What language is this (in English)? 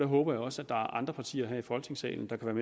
Danish